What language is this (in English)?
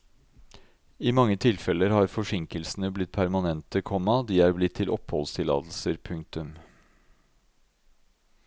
Norwegian